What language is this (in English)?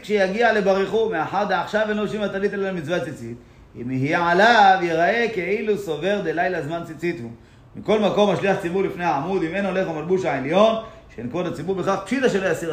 Hebrew